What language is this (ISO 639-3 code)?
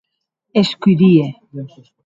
oci